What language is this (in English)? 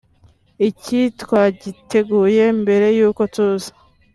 Kinyarwanda